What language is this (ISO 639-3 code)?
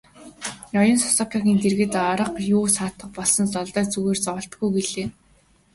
mon